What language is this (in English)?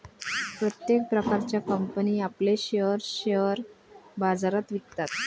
Marathi